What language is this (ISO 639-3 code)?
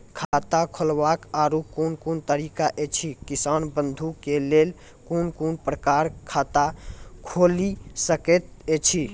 mai